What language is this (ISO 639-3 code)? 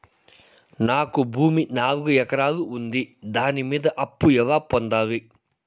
tel